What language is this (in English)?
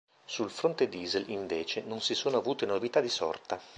Italian